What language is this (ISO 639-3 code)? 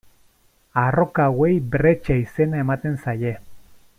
eus